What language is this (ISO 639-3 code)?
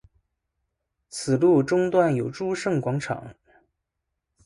zho